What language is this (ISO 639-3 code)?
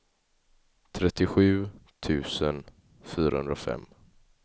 swe